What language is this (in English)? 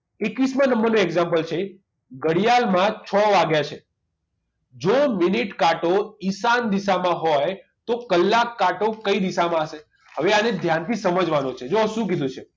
Gujarati